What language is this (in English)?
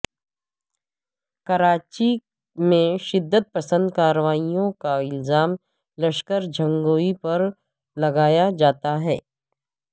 Urdu